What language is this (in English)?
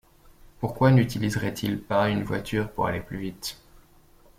French